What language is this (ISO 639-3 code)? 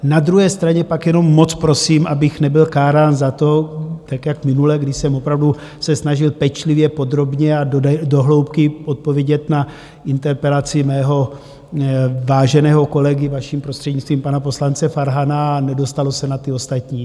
ces